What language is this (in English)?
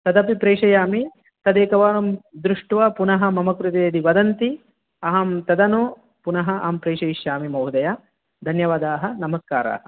Sanskrit